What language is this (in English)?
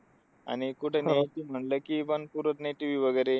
Marathi